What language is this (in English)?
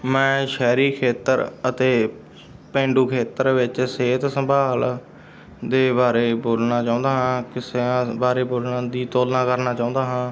Punjabi